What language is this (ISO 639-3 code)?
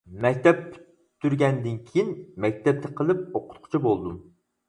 uig